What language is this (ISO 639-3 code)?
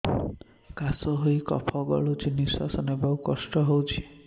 ori